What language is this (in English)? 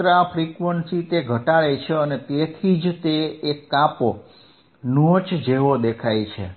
Gujarati